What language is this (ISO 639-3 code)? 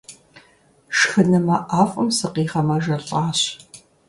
kbd